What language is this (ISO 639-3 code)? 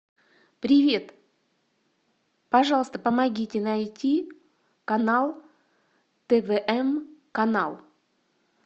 rus